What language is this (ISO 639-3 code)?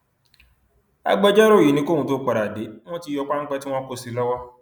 yor